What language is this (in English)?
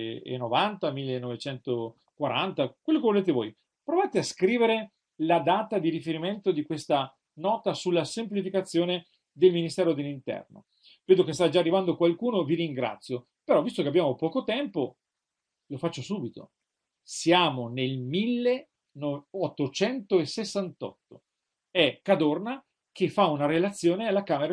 Italian